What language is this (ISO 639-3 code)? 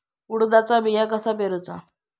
mar